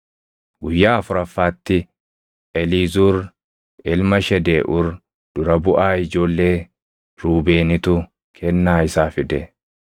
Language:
Oromo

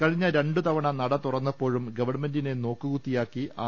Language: Malayalam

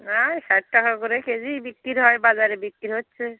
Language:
Bangla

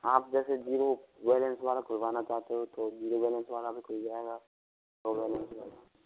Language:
Hindi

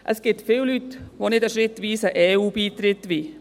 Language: Swiss German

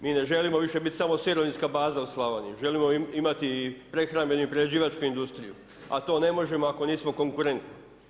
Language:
Croatian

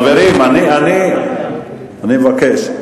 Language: Hebrew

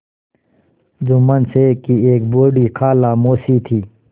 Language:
Hindi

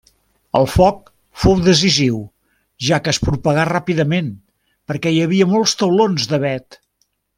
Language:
Catalan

